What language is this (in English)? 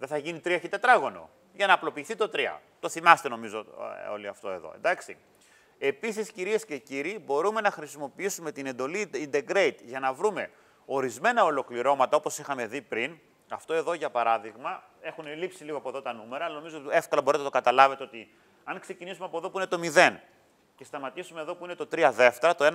Greek